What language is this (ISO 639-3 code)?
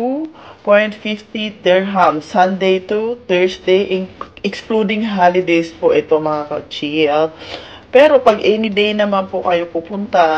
fil